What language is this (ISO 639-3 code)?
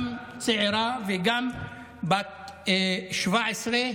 heb